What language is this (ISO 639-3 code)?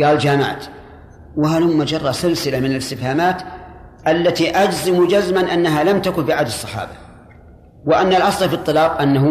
ara